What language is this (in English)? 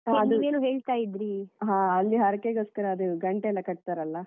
Kannada